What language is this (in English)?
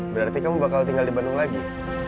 Indonesian